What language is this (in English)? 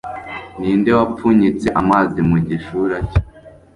Kinyarwanda